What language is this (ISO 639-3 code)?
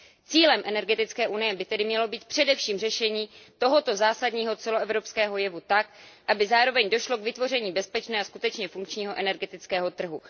ces